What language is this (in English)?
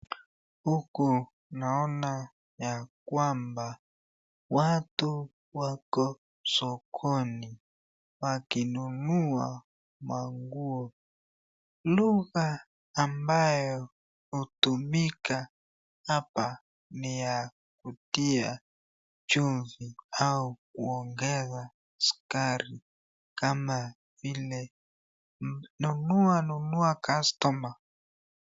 Swahili